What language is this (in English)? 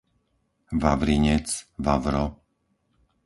Slovak